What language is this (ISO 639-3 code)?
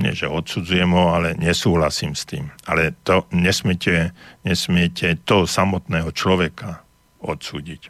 slk